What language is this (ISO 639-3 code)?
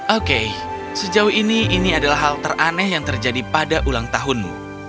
ind